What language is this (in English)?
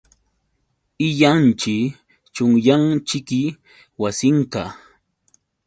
Yauyos Quechua